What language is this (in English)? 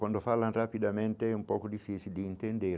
Portuguese